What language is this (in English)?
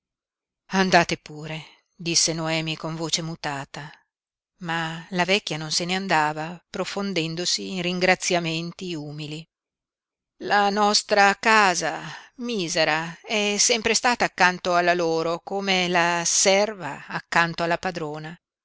Italian